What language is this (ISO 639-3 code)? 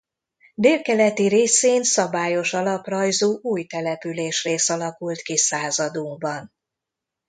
hun